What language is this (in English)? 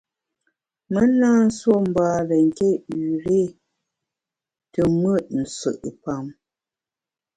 Bamun